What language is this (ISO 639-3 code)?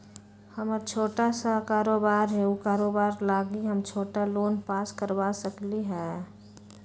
mag